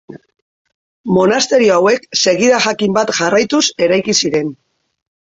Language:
Basque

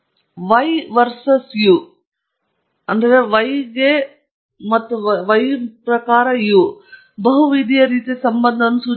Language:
Kannada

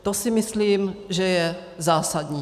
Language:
Czech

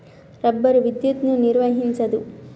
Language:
Telugu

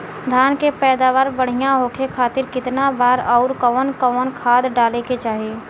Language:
Bhojpuri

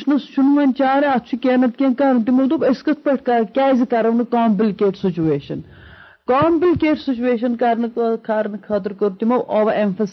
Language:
Urdu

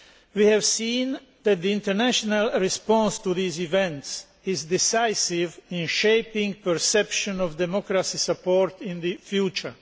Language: English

